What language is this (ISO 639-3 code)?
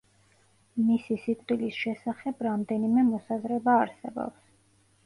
kat